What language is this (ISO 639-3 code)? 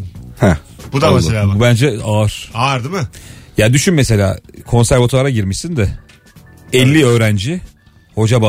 tur